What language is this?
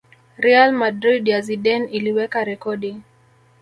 Swahili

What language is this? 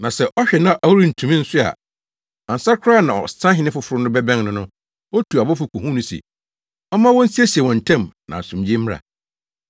Akan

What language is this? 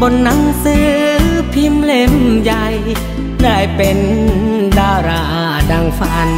Thai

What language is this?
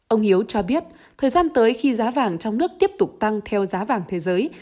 Vietnamese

